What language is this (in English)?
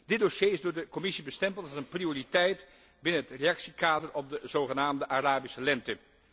Dutch